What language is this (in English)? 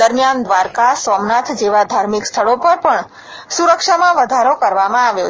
Gujarati